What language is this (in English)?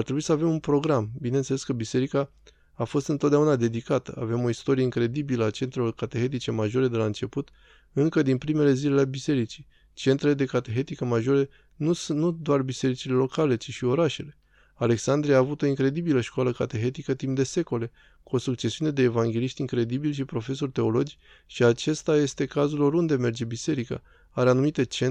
Romanian